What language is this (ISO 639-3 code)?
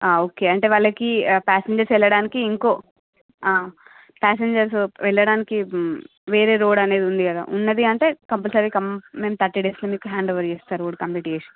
tel